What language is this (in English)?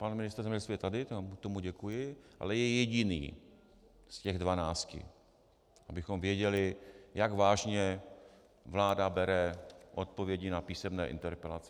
Czech